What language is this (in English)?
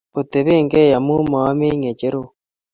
Kalenjin